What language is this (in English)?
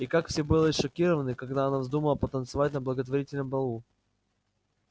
Russian